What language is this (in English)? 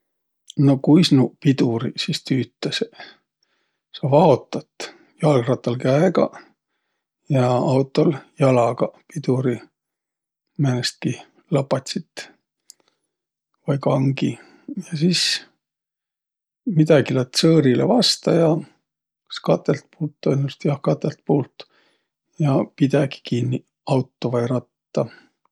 Võro